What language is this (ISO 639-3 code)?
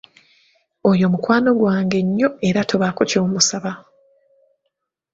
lug